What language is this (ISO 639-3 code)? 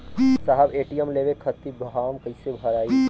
bho